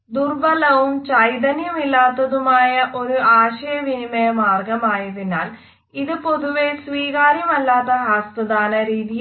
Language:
Malayalam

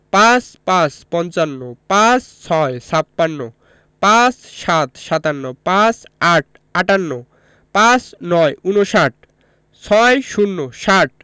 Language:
Bangla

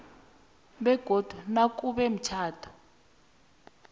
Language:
South Ndebele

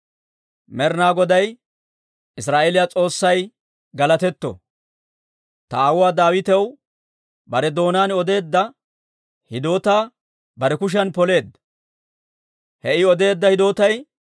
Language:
Dawro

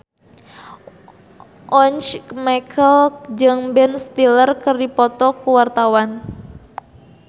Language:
Sundanese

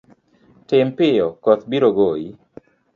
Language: Luo (Kenya and Tanzania)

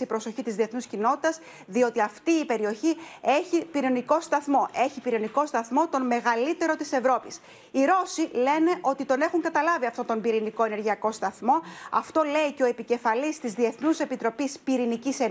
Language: Greek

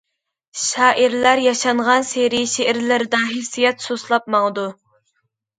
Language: Uyghur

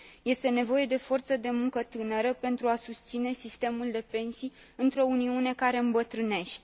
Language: Romanian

